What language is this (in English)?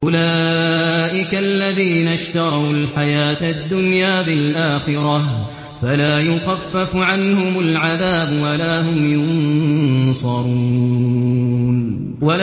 Arabic